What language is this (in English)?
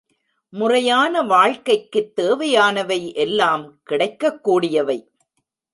Tamil